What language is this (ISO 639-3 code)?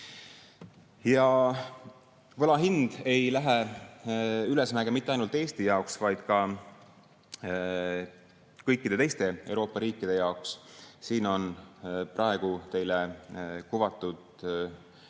est